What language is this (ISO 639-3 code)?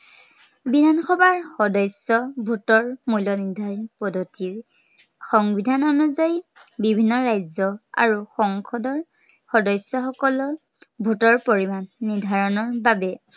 asm